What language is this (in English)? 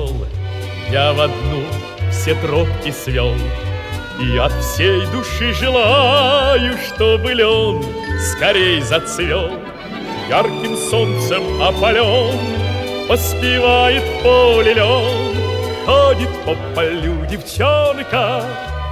Russian